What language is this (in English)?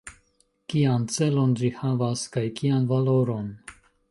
Esperanto